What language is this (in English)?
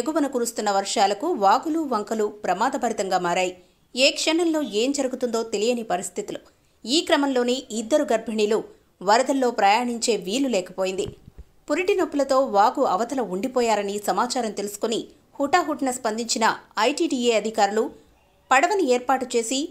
Telugu